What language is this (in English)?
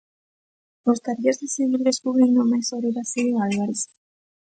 Galician